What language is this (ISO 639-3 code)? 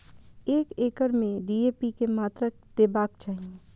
mai